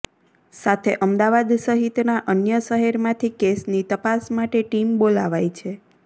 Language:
Gujarati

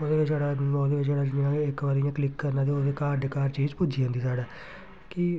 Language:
Dogri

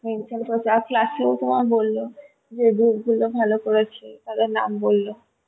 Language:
Bangla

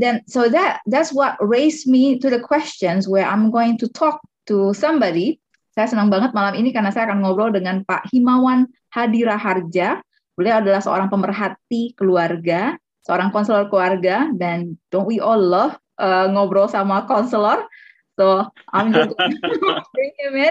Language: Indonesian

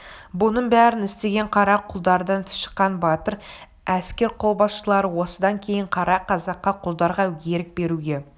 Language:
Kazakh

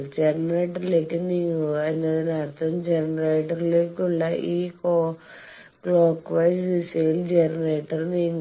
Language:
Malayalam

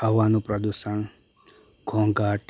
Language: Gujarati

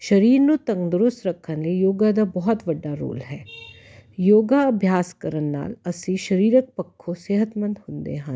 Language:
Punjabi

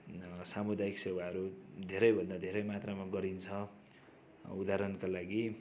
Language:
Nepali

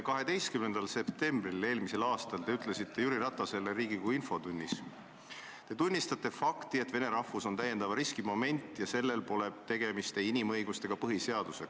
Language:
Estonian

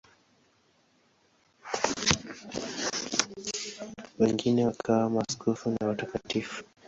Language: Swahili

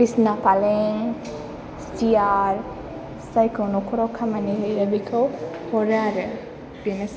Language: Bodo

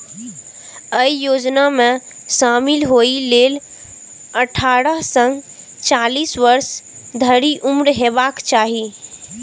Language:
Maithili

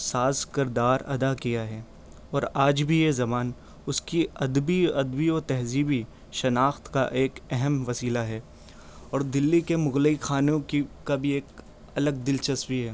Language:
Urdu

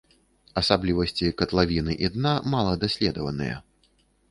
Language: Belarusian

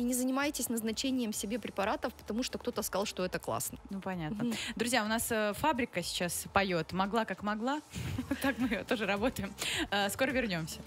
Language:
Russian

